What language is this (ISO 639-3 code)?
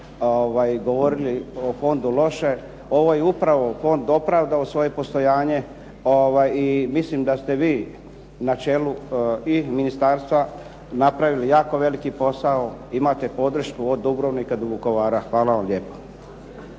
hrv